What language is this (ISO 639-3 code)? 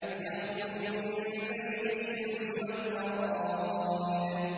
ara